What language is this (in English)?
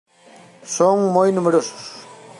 Galician